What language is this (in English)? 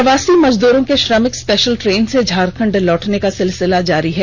Hindi